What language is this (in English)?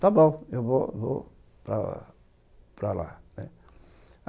Portuguese